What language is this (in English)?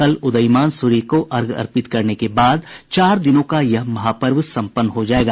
Hindi